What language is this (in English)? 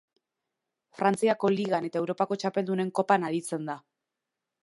Basque